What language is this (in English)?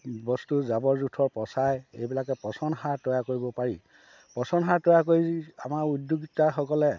Assamese